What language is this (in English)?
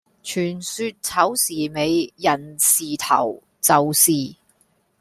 Cantonese